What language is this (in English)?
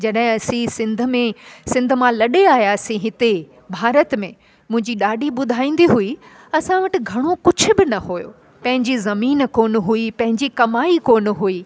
Sindhi